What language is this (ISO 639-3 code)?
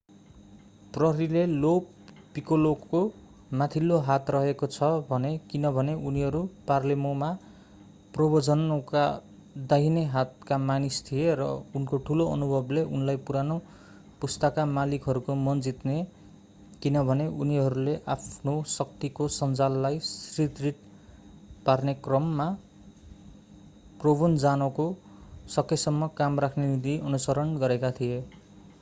nep